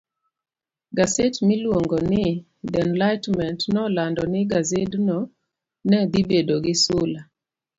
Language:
Luo (Kenya and Tanzania)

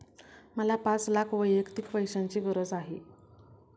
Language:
Marathi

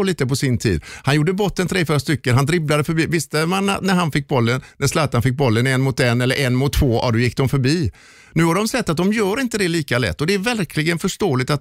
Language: Swedish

